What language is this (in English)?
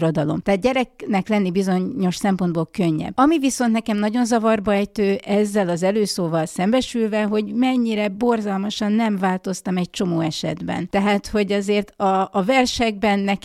Hungarian